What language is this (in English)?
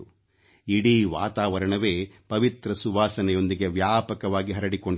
Kannada